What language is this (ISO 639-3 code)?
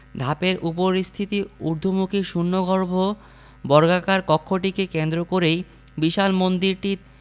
ben